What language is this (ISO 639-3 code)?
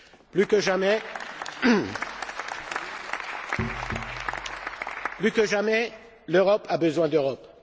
fra